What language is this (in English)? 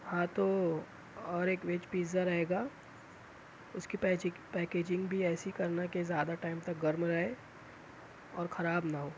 Urdu